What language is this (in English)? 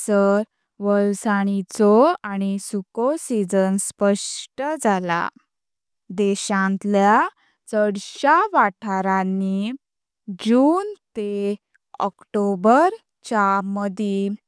Konkani